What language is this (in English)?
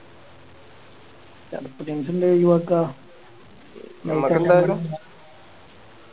Malayalam